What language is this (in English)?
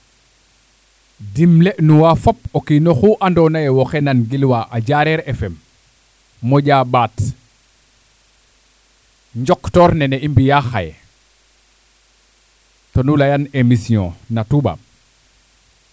Serer